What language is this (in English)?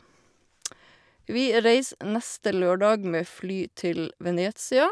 Norwegian